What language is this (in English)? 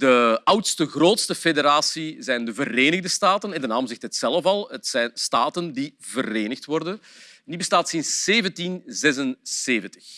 Dutch